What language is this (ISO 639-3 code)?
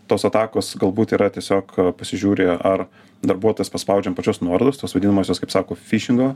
lit